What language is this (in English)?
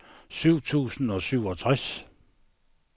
Danish